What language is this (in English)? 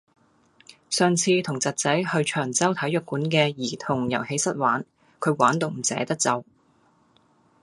Cantonese